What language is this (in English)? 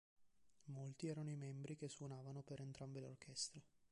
Italian